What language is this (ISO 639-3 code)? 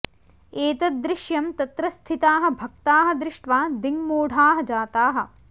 san